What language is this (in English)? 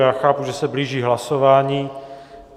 Czech